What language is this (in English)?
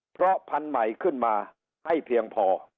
Thai